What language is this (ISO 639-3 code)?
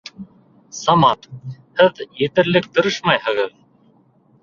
bak